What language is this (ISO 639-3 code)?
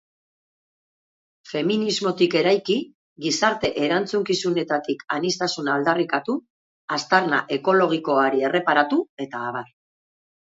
eus